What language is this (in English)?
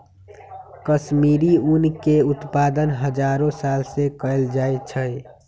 Magahi